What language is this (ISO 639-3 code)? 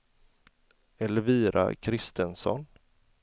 swe